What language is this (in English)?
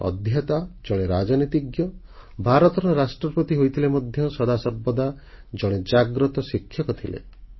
Odia